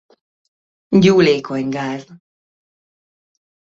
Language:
Hungarian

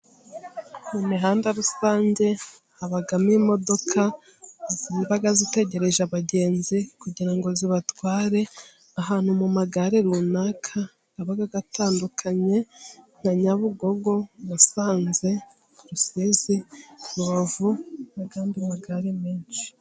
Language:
Kinyarwanda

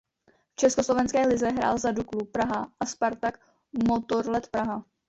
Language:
Czech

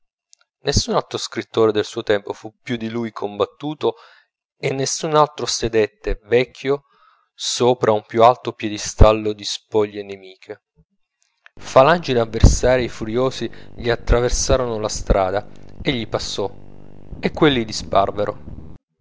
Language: Italian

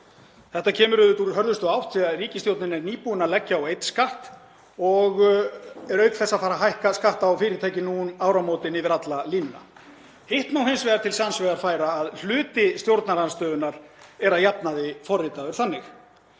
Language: Icelandic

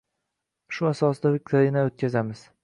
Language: Uzbek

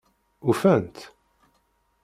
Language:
Kabyle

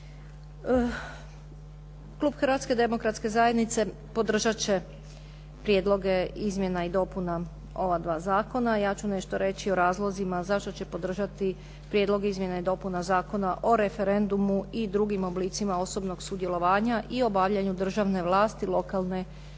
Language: Croatian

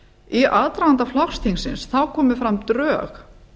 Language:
Icelandic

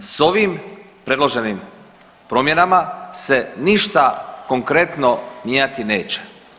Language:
Croatian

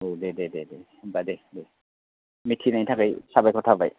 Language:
Bodo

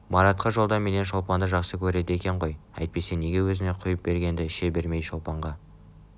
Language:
Kazakh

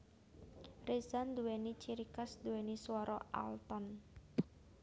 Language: Javanese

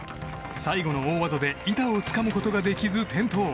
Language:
Japanese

